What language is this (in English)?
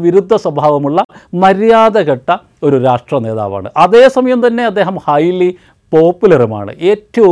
Malayalam